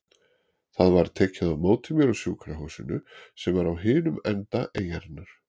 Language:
Icelandic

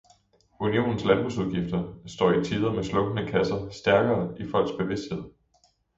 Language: Danish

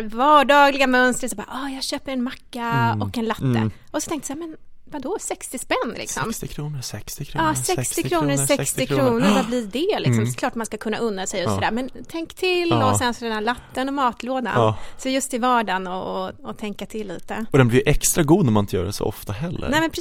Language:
Swedish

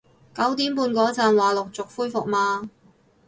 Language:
Cantonese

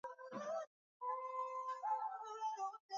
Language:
Swahili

